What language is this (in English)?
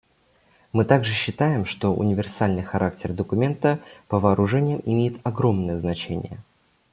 Russian